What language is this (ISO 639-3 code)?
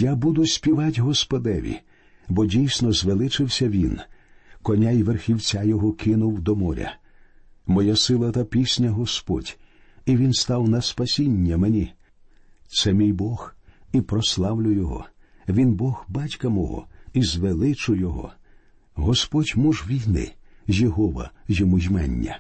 ukr